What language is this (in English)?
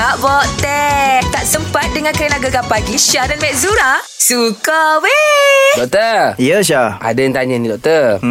Malay